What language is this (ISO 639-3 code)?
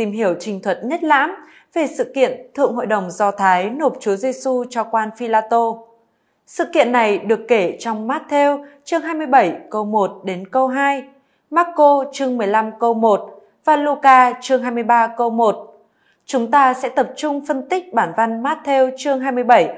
vie